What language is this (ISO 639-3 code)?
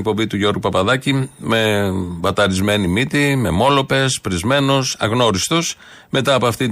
ell